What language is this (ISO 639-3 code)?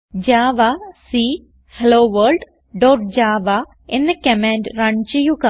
mal